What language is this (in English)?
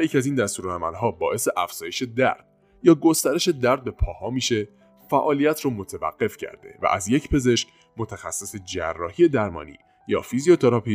Persian